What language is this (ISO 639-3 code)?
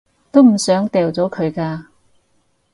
yue